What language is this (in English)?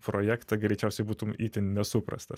Lithuanian